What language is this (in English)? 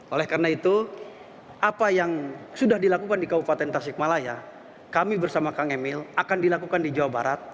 Indonesian